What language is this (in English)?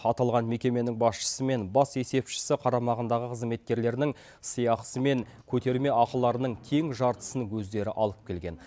Kazakh